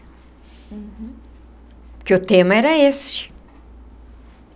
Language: Portuguese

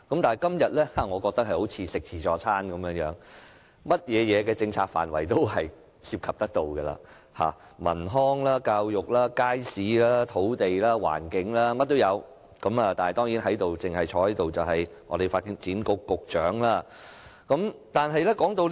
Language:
Cantonese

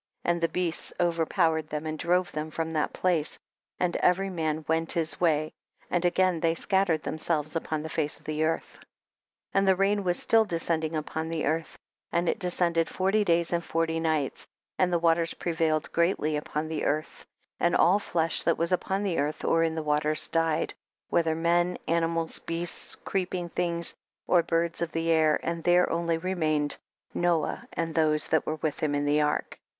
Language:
English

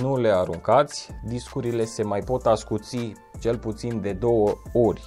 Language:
Romanian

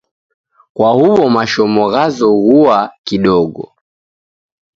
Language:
Taita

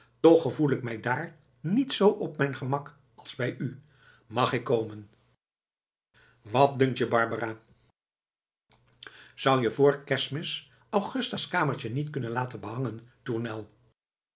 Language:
Dutch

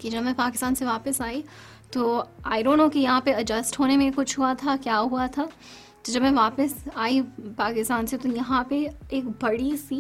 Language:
Urdu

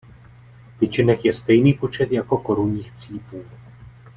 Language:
Czech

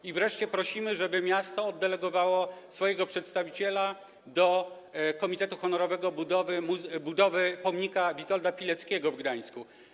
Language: Polish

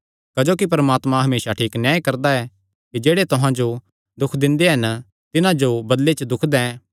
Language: Kangri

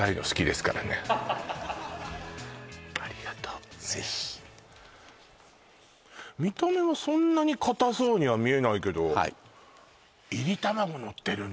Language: Japanese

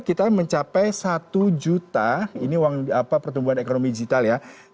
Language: Indonesian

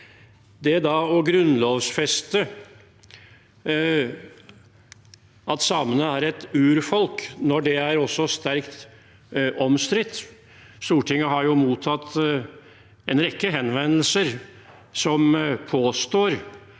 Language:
Norwegian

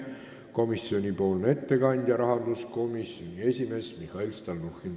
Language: Estonian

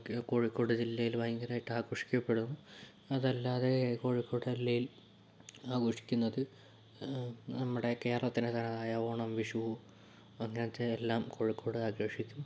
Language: Malayalam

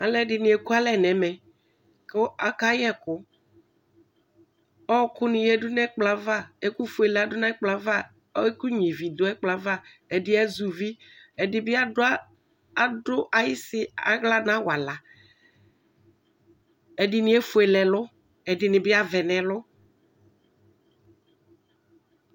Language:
Ikposo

